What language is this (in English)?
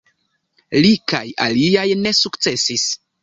Esperanto